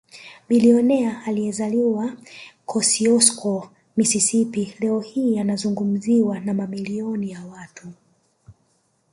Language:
Swahili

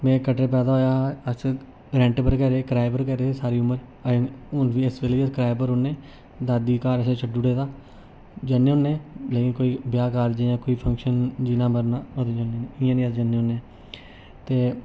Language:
Dogri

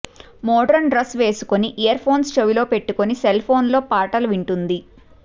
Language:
Telugu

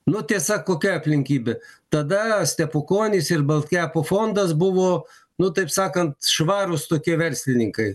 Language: Lithuanian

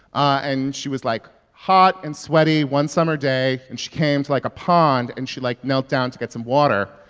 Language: English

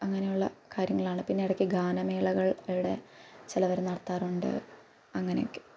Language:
Malayalam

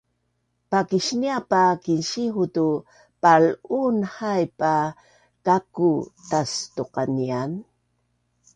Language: Bunun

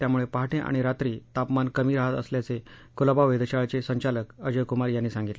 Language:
Marathi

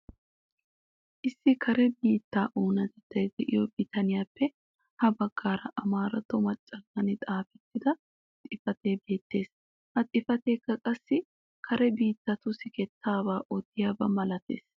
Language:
Wolaytta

